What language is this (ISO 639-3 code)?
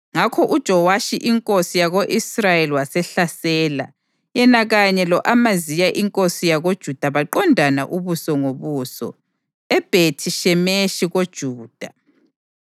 nde